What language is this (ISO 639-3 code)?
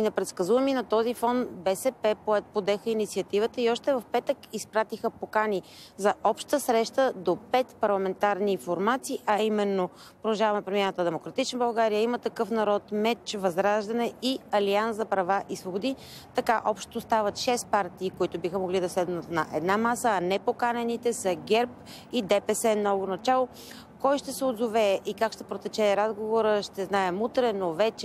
bul